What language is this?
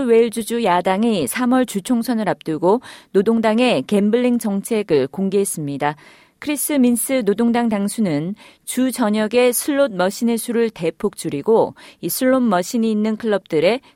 Korean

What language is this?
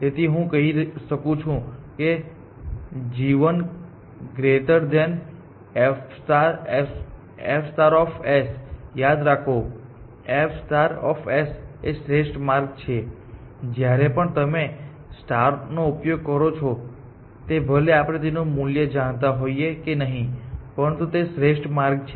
Gujarati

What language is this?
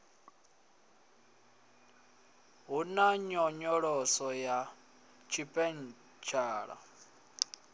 Venda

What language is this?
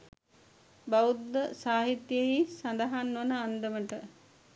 Sinhala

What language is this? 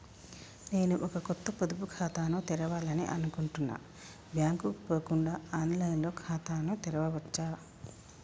Telugu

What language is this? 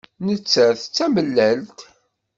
Kabyle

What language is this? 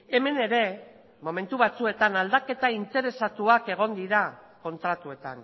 Basque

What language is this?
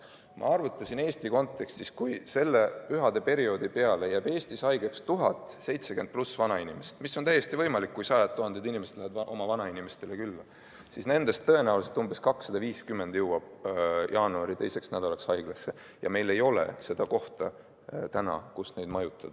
Estonian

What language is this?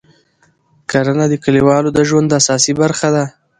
Pashto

